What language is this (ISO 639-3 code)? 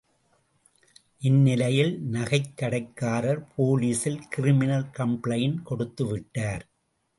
tam